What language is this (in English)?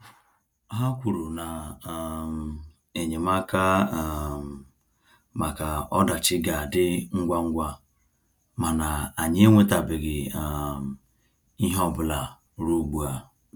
Igbo